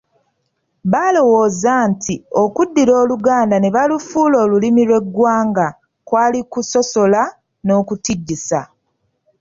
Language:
Ganda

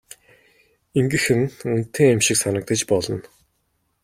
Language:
Mongolian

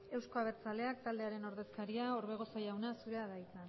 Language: Basque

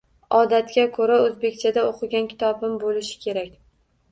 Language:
Uzbek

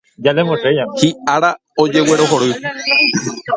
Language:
Guarani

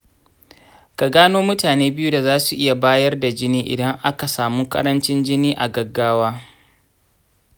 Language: Hausa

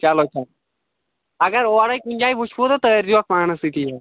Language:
Kashmiri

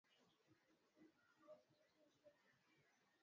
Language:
Swahili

